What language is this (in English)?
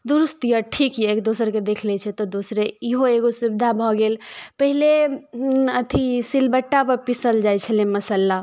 Maithili